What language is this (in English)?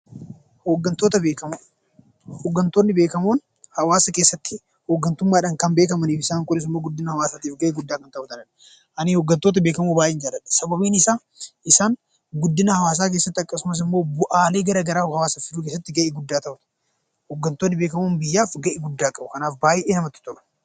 Oromo